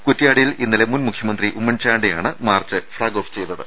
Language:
Malayalam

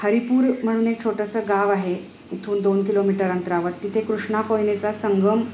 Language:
Marathi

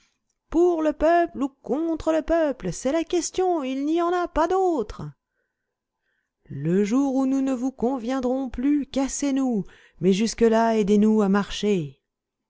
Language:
French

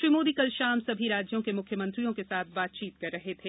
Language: Hindi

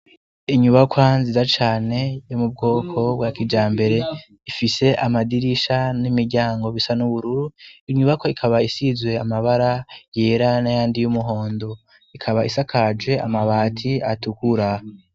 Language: Rundi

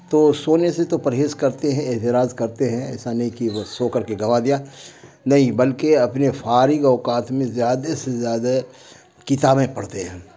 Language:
Urdu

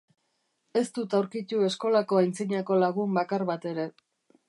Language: Basque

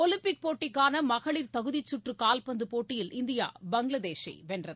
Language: Tamil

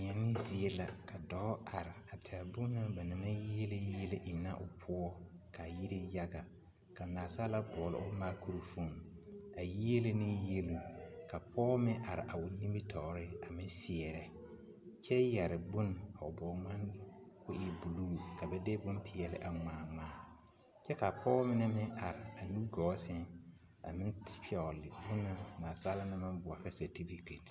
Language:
Southern Dagaare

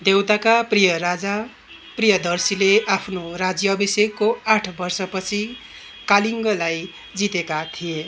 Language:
Nepali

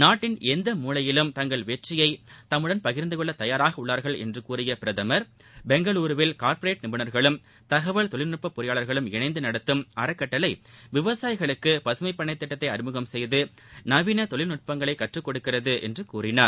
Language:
Tamil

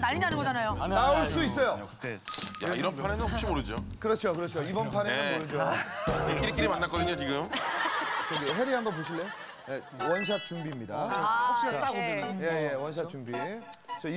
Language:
Korean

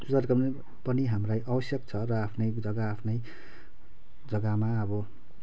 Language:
Nepali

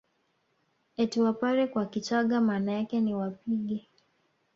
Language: Swahili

